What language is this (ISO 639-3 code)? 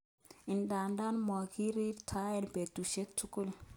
kln